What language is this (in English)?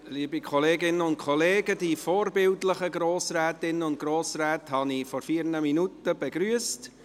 Swiss German